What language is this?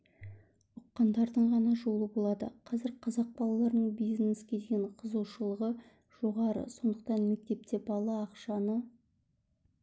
Kazakh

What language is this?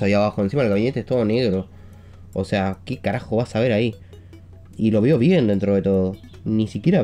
Spanish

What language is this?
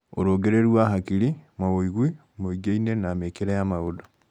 Kikuyu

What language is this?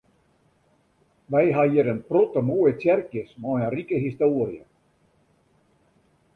Western Frisian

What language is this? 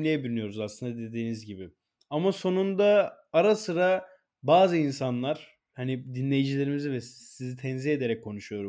Turkish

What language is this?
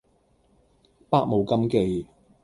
Cantonese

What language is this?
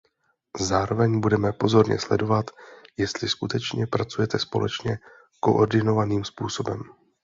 Czech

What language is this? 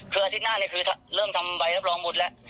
Thai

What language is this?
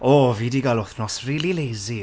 Welsh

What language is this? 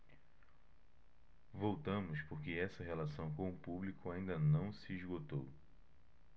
Portuguese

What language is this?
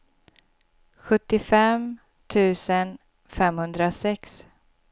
Swedish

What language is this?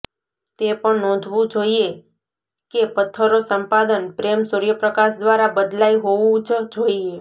Gujarati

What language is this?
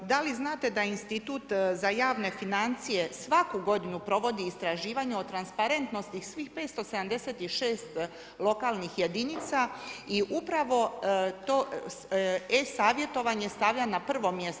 Croatian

